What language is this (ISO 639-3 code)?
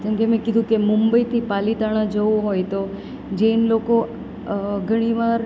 guj